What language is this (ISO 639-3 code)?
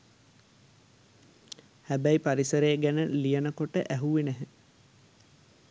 sin